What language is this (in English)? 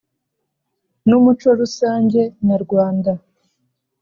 Kinyarwanda